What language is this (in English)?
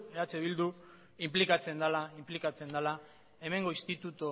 Basque